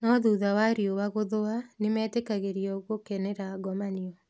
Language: Kikuyu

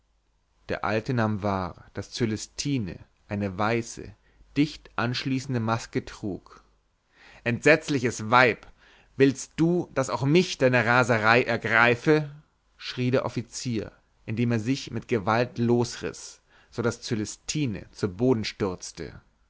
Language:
German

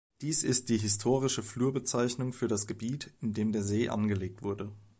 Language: German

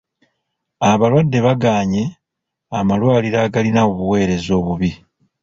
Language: Ganda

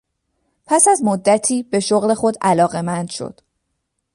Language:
Persian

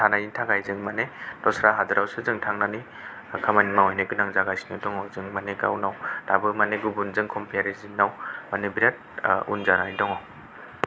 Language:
Bodo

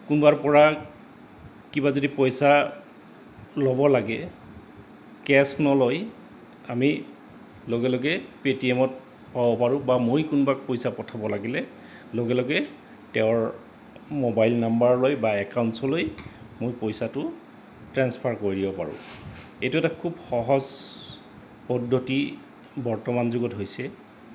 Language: Assamese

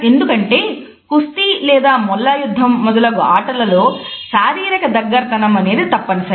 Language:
Telugu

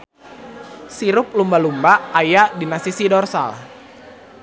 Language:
Sundanese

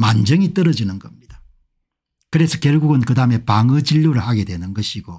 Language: Korean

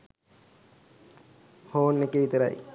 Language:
Sinhala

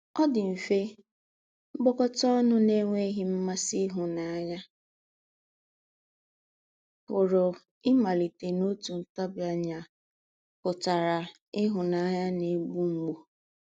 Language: Igbo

